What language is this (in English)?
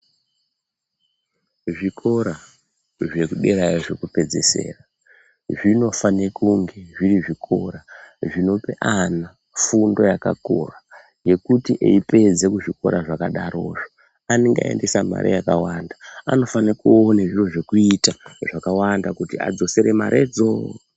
Ndau